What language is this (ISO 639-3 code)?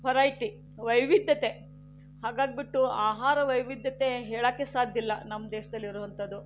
kan